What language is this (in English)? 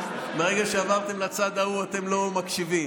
Hebrew